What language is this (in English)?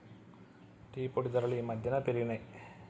Telugu